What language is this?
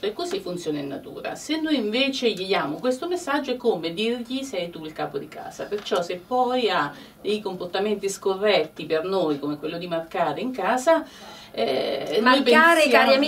Italian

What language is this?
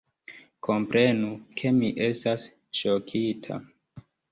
Esperanto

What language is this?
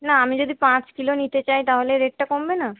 Bangla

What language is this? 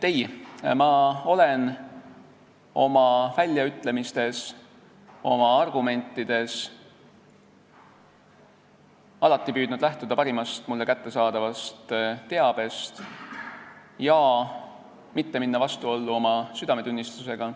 Estonian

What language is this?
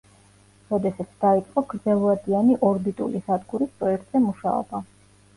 Georgian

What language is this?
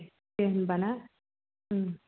Bodo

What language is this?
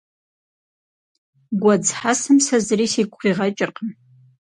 Kabardian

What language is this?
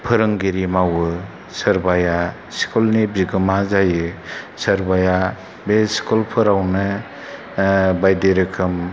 Bodo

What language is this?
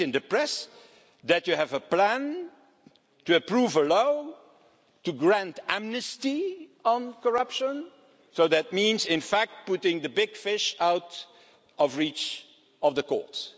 English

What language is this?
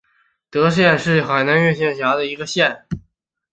Chinese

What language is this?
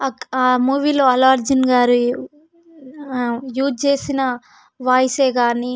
Telugu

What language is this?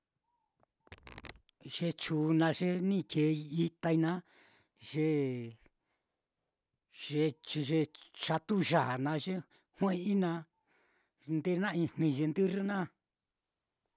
Mitlatongo Mixtec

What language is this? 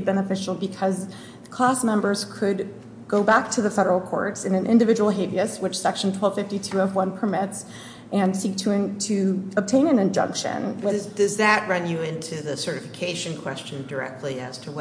English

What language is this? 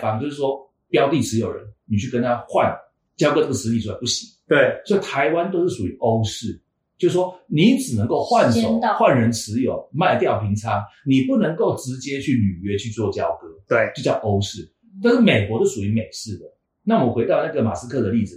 Chinese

